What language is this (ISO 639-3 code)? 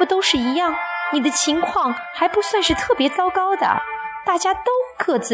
zho